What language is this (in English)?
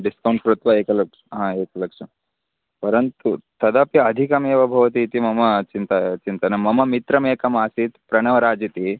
Sanskrit